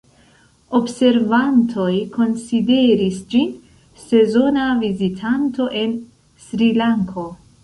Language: Esperanto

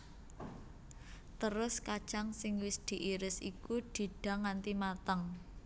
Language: Javanese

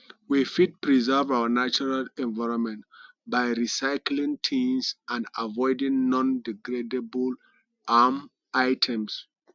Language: Nigerian Pidgin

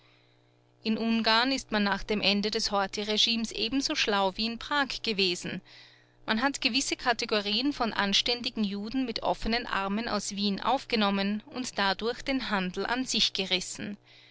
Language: German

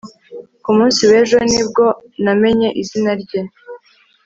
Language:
Kinyarwanda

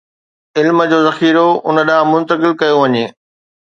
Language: Sindhi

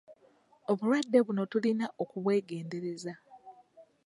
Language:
Ganda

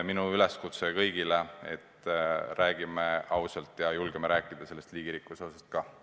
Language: Estonian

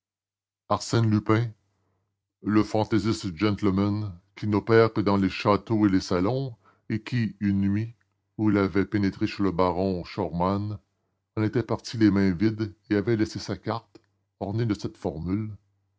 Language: French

